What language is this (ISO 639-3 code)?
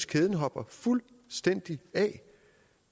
dan